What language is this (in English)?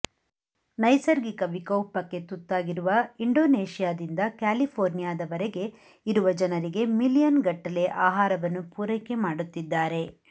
Kannada